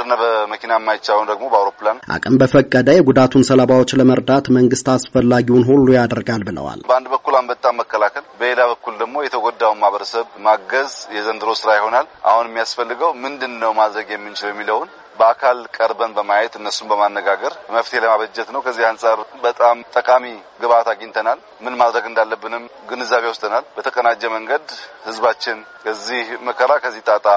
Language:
Amharic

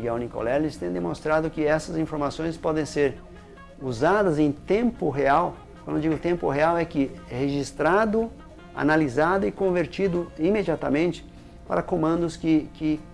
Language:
Portuguese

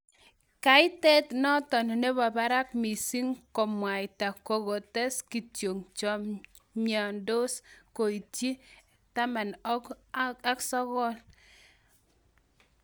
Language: Kalenjin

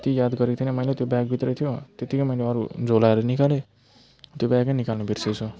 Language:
Nepali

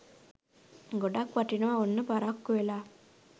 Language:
Sinhala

